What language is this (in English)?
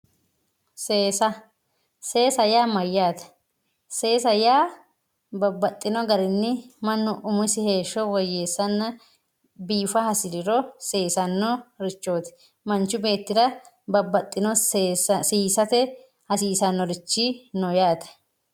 Sidamo